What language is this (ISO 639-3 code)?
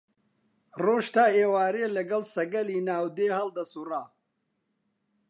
ckb